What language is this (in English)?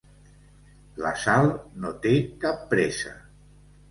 Catalan